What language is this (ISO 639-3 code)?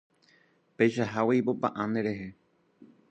grn